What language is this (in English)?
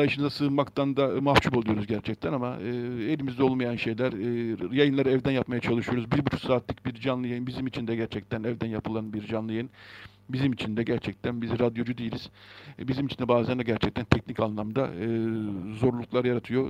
Turkish